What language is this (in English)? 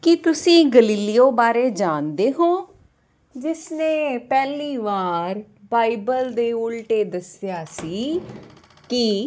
Punjabi